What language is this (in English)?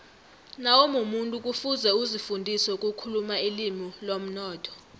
South Ndebele